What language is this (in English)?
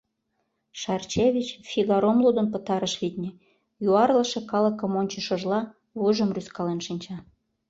Mari